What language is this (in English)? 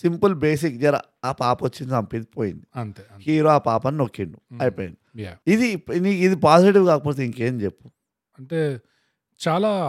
Telugu